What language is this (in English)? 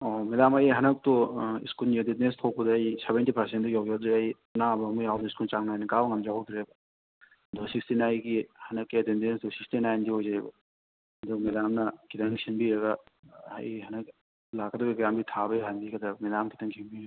Manipuri